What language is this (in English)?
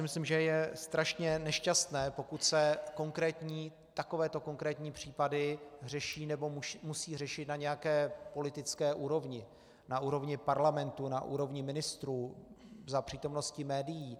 Czech